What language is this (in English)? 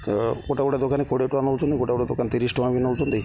Odia